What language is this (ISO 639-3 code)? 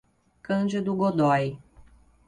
por